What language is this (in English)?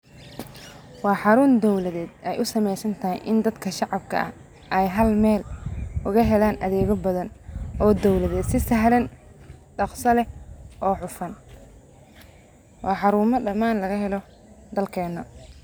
Somali